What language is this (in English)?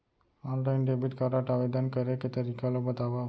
Chhattisgarhi